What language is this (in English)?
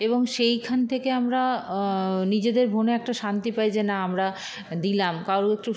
Bangla